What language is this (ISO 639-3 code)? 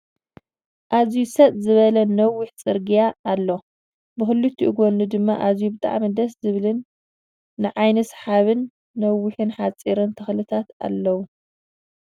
tir